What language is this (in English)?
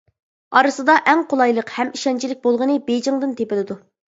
Uyghur